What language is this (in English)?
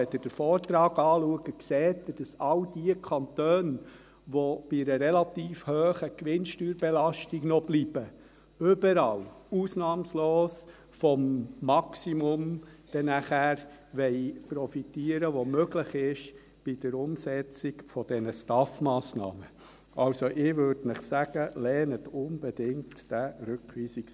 Swiss German